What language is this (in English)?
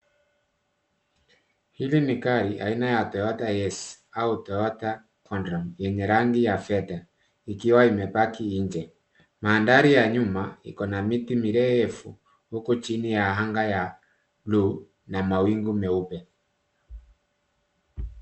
Swahili